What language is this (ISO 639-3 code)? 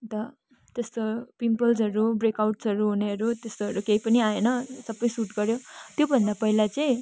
nep